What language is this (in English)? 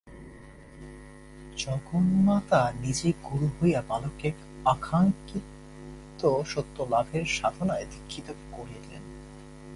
Bangla